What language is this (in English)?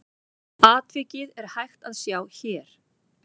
Icelandic